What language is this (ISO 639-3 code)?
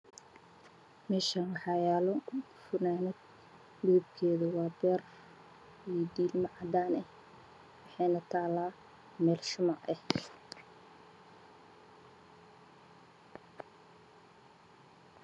som